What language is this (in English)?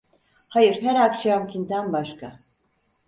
Turkish